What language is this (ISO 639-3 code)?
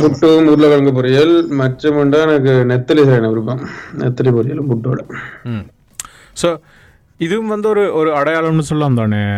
tam